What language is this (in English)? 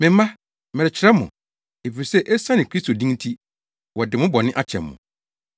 Akan